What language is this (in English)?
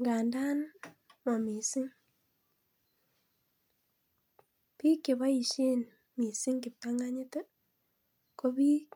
Kalenjin